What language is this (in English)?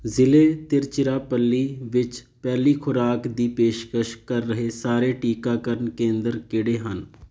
Punjabi